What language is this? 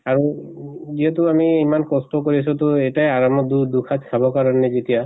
Assamese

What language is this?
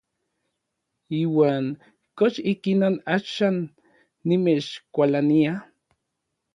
Orizaba Nahuatl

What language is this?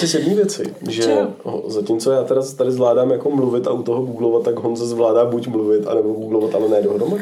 Czech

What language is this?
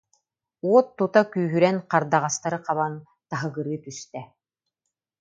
Yakut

